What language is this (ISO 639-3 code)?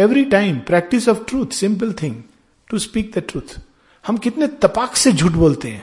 hin